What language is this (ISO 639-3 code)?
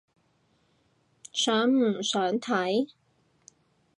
yue